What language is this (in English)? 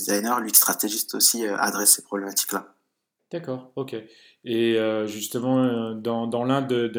French